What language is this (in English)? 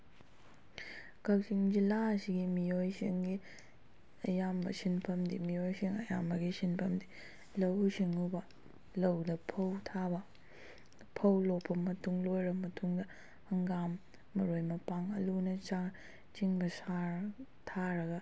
Manipuri